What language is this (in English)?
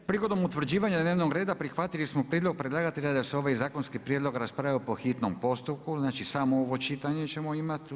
Croatian